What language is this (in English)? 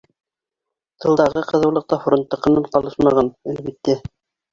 Bashkir